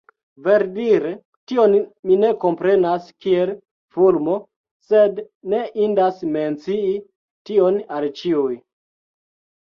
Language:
Esperanto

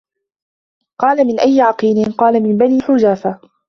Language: Arabic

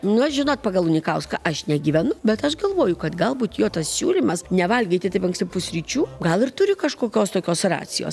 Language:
Lithuanian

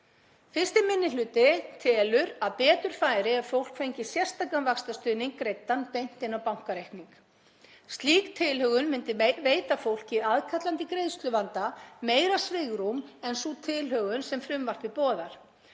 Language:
Icelandic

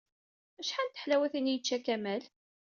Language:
Kabyle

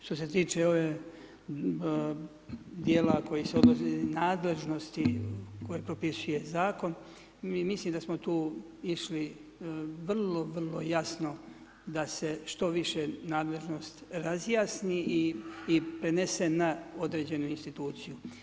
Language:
Croatian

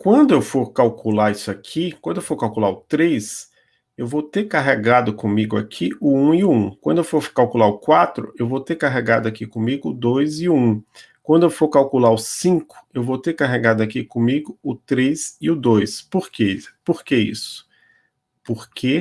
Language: Portuguese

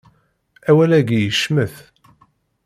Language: Kabyle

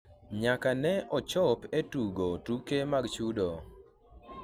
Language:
Luo (Kenya and Tanzania)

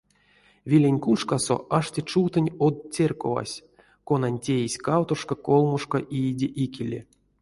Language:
Erzya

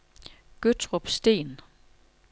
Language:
Danish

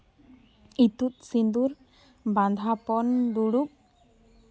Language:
Santali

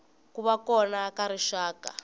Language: Tsonga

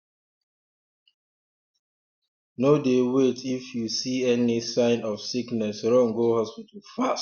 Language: Nigerian Pidgin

